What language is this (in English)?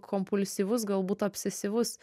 Lithuanian